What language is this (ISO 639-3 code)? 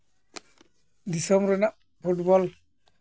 sat